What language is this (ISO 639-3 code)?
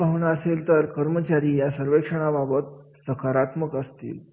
mar